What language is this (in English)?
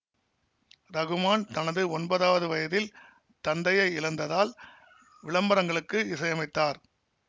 Tamil